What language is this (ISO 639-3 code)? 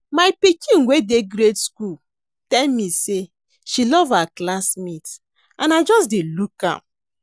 pcm